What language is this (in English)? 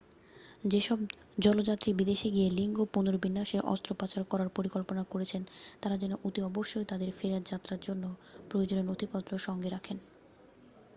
Bangla